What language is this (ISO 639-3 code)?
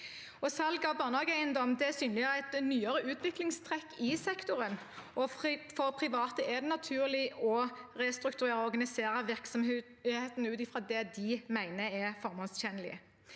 nor